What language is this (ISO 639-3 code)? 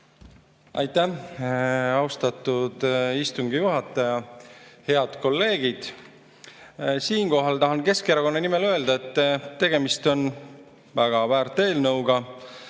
est